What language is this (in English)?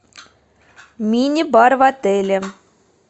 Russian